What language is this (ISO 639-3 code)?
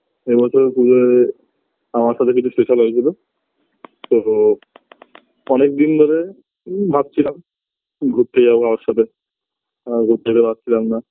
ben